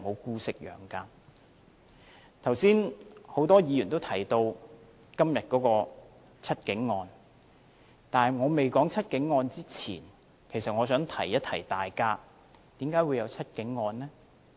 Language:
Cantonese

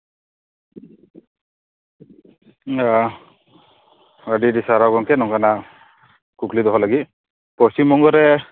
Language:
Santali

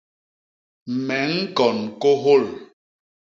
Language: Basaa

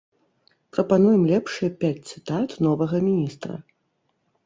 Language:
Belarusian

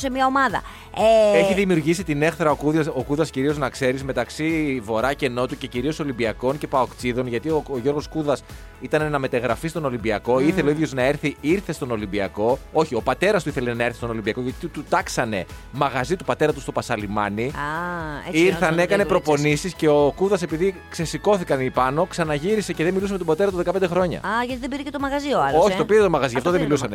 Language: Greek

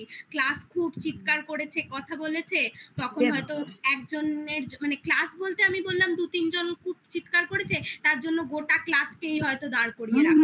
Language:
Bangla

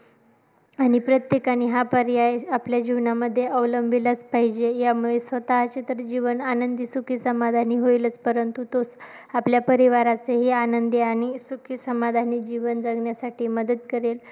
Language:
Marathi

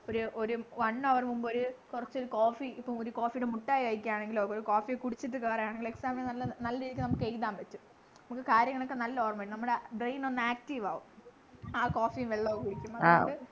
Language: Malayalam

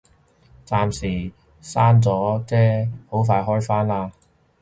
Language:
Cantonese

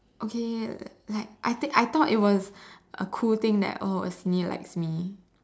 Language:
English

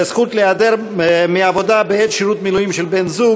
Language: Hebrew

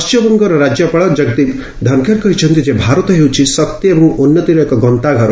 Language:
Odia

